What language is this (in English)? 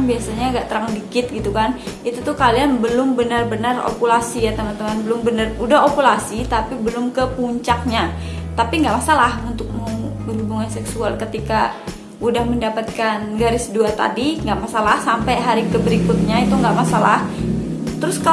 Indonesian